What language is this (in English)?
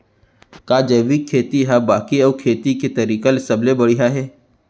Chhattisgarhi